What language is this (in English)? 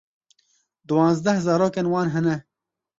Kurdish